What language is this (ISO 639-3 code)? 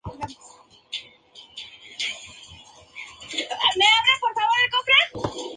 spa